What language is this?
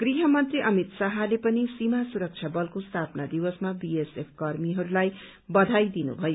Nepali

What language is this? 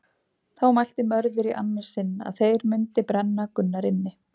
Icelandic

